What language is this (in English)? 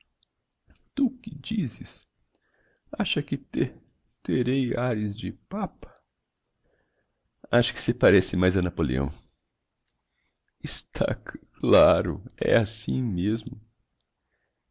Portuguese